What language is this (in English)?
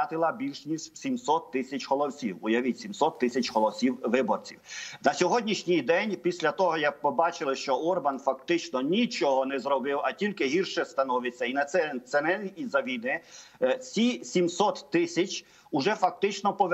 Ukrainian